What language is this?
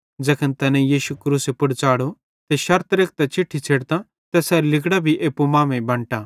Bhadrawahi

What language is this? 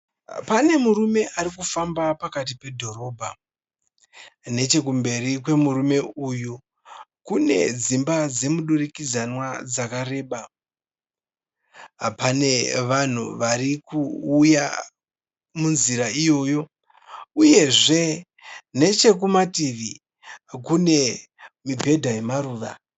Shona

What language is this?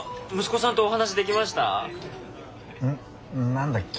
Japanese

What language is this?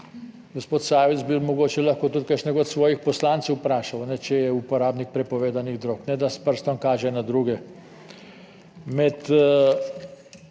Slovenian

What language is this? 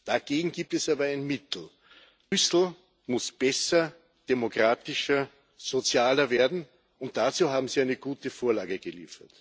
German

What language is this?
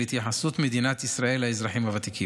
Hebrew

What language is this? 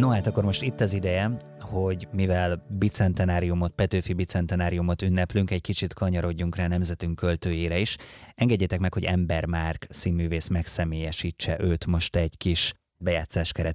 Hungarian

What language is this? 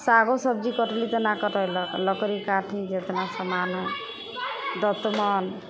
Maithili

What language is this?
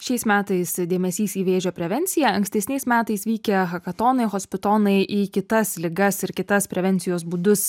Lithuanian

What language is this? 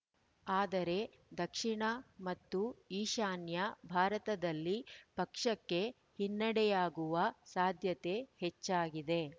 Kannada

